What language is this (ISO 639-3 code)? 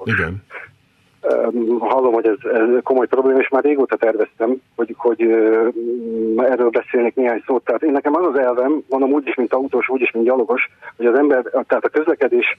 hun